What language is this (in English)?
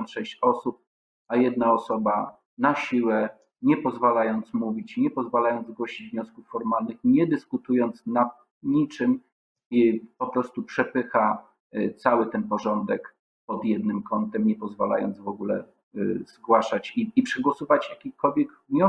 Polish